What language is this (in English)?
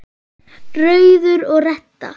Icelandic